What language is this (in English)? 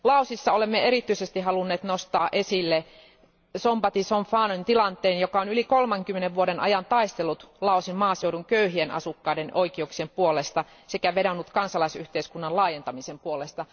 Finnish